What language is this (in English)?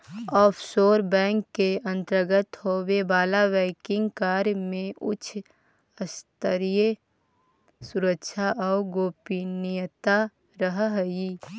Magahi